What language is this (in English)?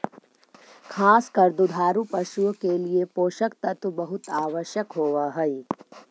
Magahi